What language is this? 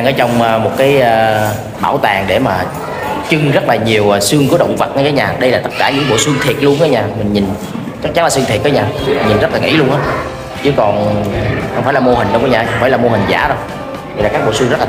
Vietnamese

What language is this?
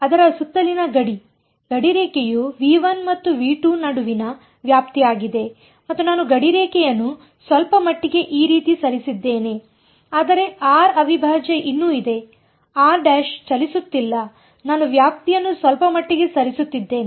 Kannada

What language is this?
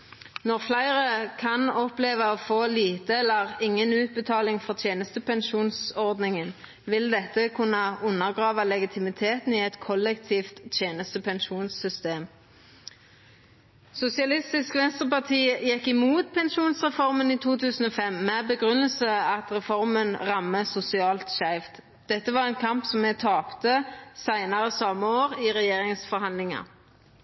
Norwegian Nynorsk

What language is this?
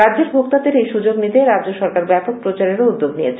Bangla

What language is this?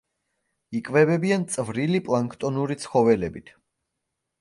Georgian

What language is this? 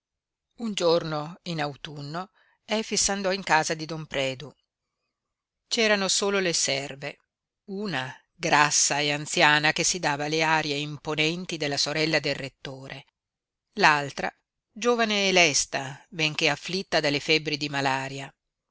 Italian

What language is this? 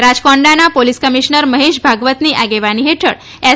Gujarati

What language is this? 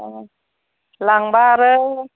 Bodo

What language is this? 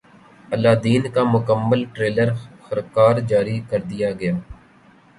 Urdu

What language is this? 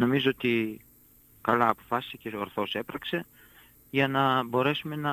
Greek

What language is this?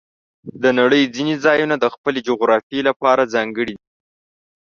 Pashto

